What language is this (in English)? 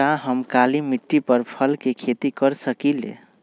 Magahi